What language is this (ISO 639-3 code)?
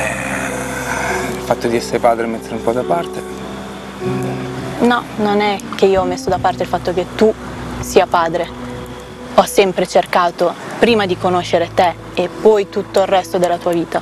ita